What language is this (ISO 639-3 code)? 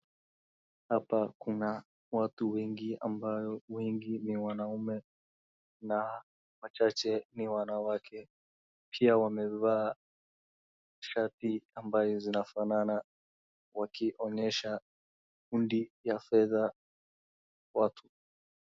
swa